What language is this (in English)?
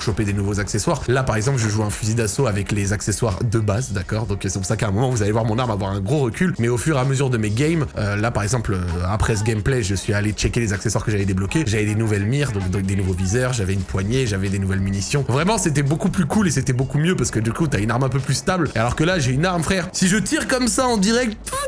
French